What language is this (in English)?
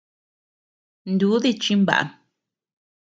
Tepeuxila Cuicatec